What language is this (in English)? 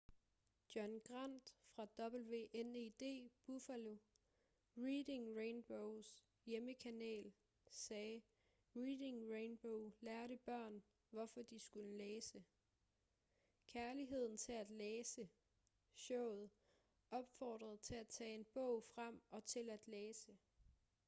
Danish